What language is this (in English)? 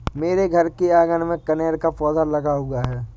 Hindi